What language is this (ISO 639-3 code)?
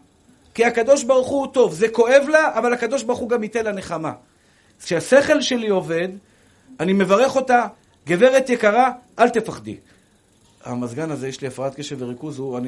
heb